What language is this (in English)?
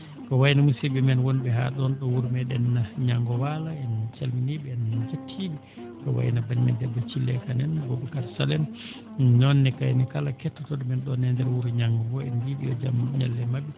Fula